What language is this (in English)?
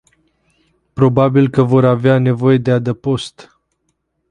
Romanian